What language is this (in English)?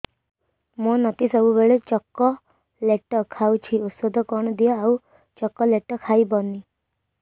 Odia